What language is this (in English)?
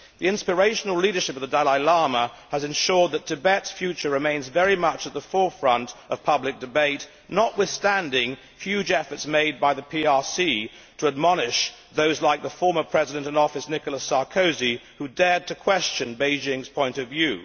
English